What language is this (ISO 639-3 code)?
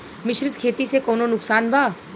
bho